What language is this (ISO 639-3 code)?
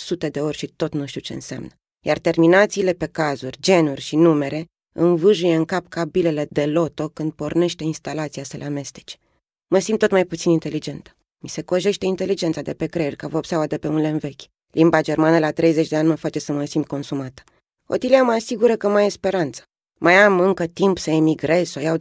ron